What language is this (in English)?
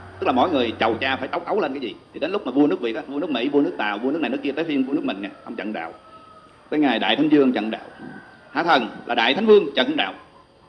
Vietnamese